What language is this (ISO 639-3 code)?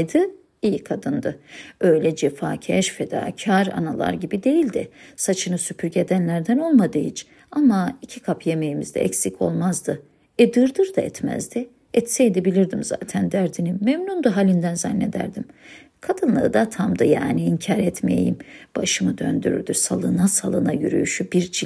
tur